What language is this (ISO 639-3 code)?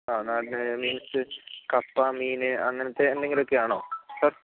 mal